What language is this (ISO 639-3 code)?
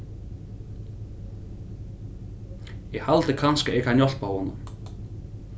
fao